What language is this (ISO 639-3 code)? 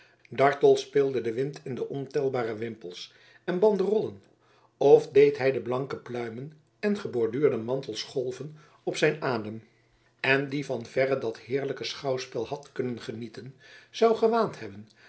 nld